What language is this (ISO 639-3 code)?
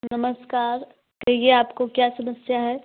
hin